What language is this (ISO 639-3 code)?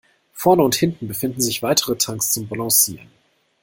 deu